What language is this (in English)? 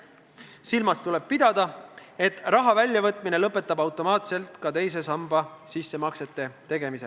Estonian